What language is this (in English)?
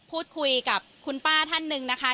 Thai